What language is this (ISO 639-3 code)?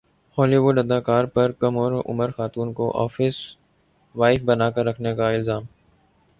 urd